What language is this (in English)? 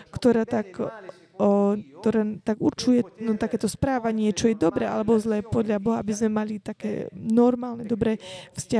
Slovak